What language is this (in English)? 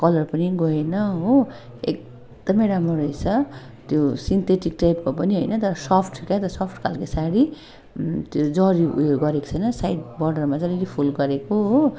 Nepali